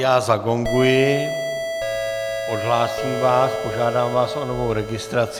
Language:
Czech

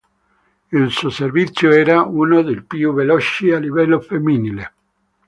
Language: Italian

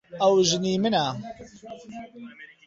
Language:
Central Kurdish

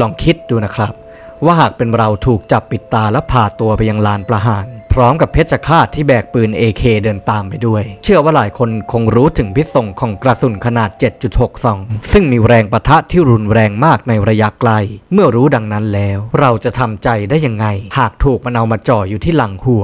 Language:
Thai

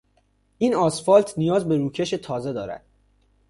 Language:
Persian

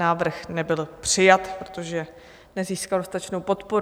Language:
Czech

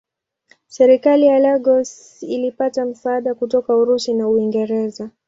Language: Swahili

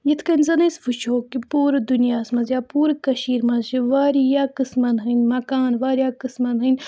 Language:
Kashmiri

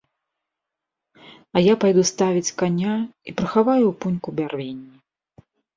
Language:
Belarusian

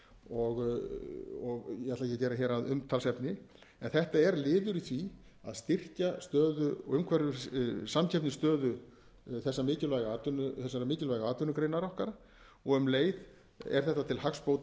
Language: Icelandic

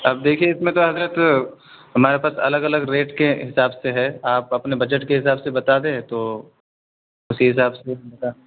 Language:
Urdu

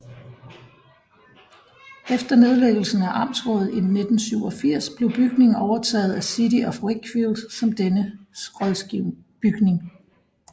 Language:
Danish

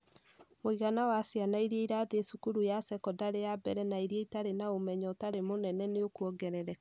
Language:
Kikuyu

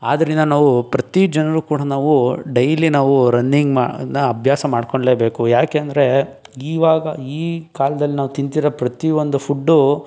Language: Kannada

